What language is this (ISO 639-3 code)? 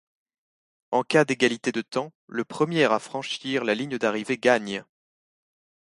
fra